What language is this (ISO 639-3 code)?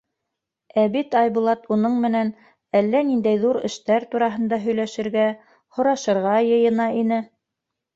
bak